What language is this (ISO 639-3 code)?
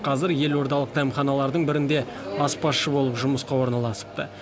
kaz